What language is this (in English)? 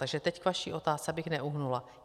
Czech